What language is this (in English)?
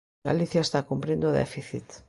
Galician